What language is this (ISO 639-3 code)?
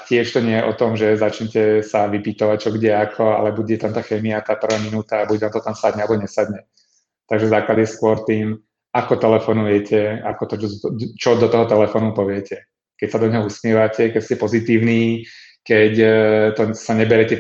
ces